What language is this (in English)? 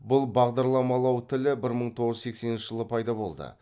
Kazakh